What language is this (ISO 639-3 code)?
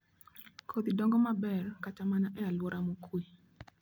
luo